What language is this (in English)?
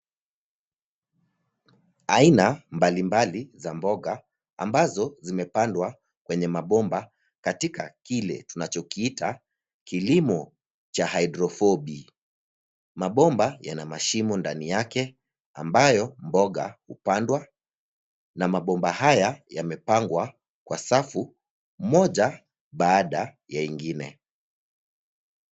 Swahili